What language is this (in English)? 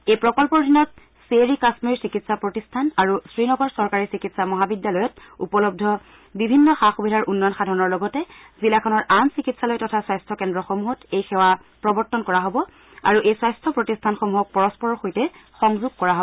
Assamese